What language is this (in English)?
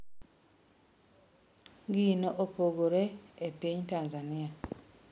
Luo (Kenya and Tanzania)